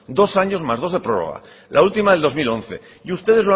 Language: Spanish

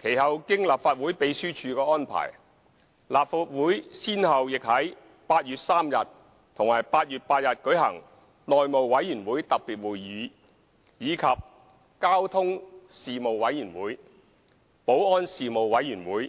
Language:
Cantonese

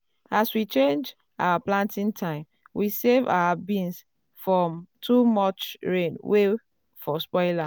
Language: Nigerian Pidgin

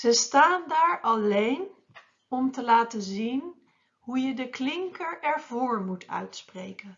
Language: Dutch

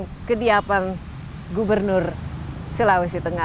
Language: Indonesian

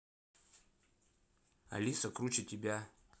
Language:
Russian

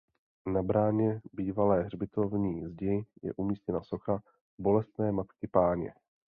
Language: Czech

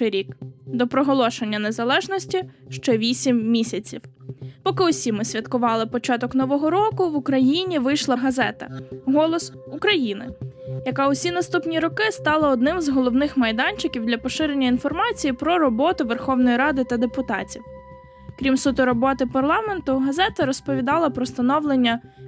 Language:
Ukrainian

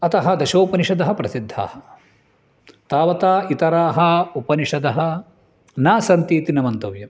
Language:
Sanskrit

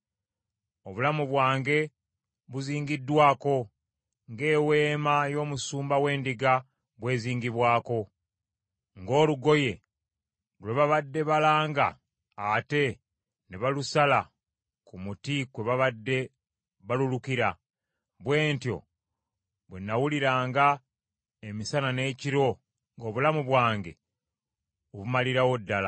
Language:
Ganda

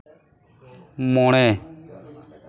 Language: Santali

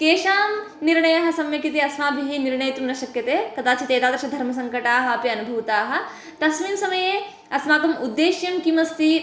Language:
Sanskrit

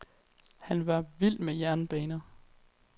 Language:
Danish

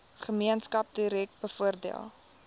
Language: Afrikaans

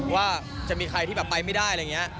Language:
Thai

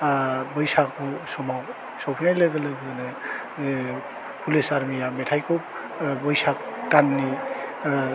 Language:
Bodo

